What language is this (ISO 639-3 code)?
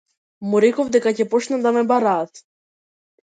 mkd